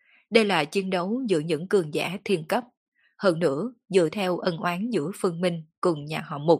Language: Vietnamese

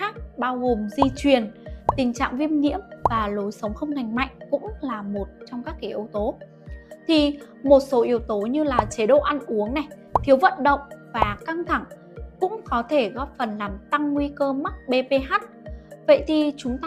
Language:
Vietnamese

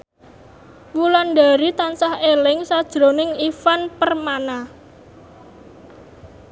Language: Javanese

